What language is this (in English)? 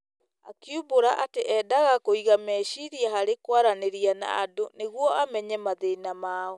Kikuyu